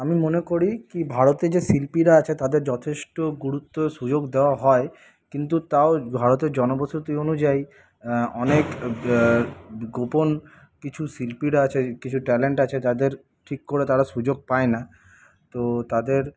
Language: Bangla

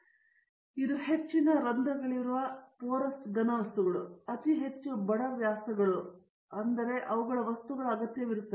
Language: Kannada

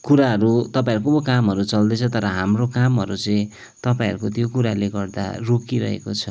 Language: Nepali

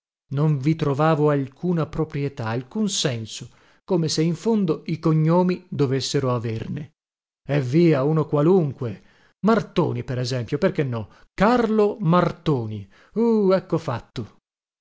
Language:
Italian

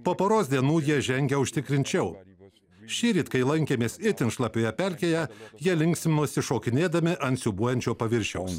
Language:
Lithuanian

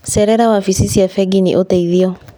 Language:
Kikuyu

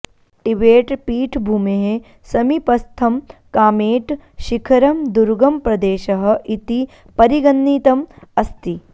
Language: Sanskrit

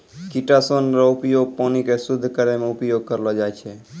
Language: Maithili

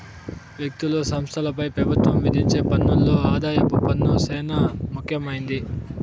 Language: Telugu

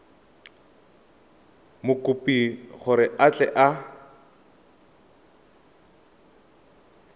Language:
Tswana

